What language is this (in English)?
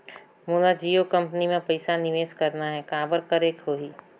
Chhattisgarhi